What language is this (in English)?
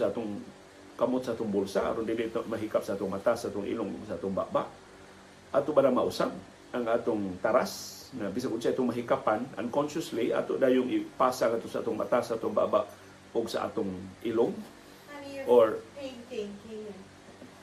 Filipino